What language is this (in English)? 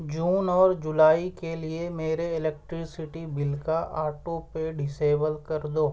Urdu